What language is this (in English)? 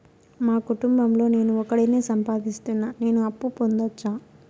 Telugu